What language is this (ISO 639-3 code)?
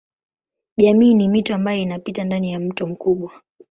swa